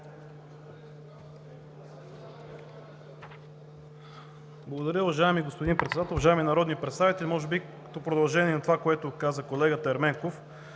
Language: Bulgarian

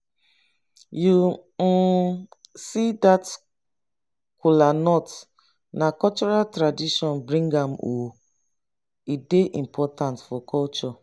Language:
Nigerian Pidgin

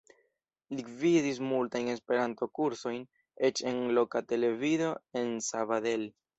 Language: Esperanto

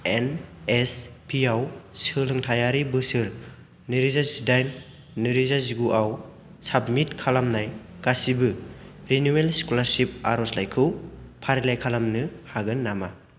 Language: Bodo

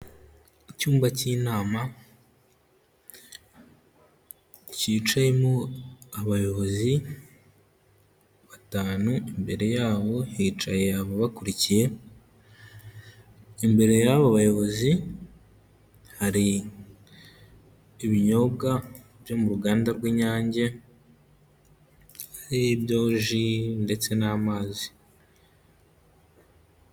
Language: Kinyarwanda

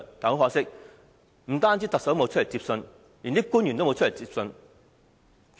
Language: Cantonese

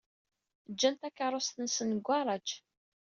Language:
Kabyle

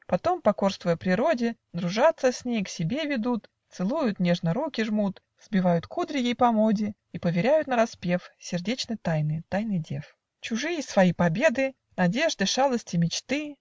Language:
Russian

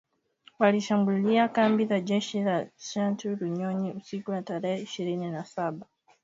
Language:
Swahili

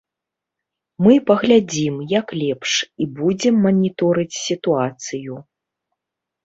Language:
Belarusian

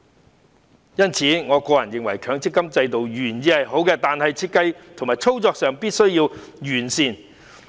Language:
Cantonese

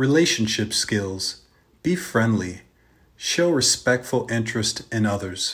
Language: English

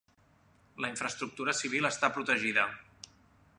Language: Catalan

